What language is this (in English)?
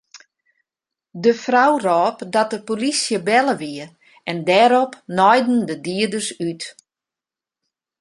Western Frisian